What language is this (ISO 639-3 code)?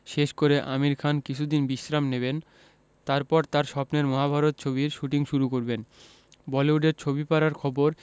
ben